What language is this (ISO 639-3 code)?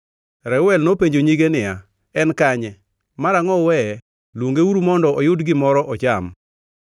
luo